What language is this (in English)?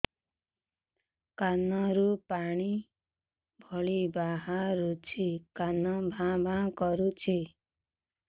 Odia